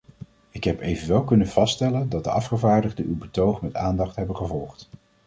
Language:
Dutch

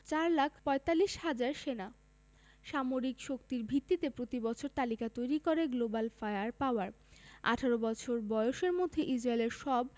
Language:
Bangla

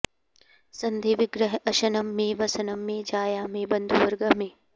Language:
Sanskrit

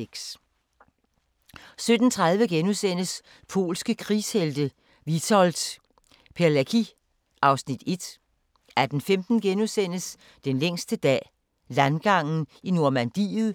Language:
Danish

